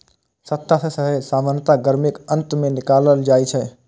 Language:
Maithili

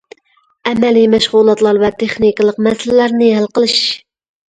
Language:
Uyghur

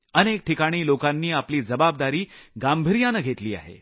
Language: Marathi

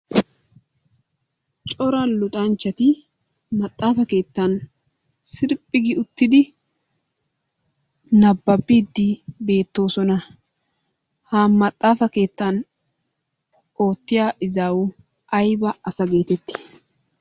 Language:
Wolaytta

